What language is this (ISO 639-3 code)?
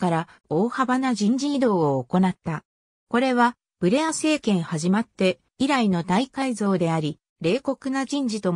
jpn